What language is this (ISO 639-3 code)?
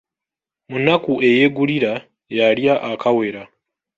lug